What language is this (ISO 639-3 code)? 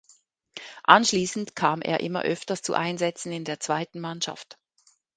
deu